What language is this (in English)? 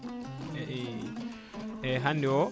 Fula